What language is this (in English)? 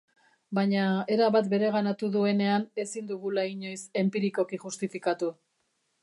Basque